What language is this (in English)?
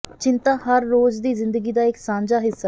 Punjabi